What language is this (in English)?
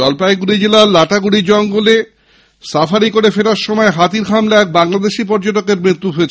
Bangla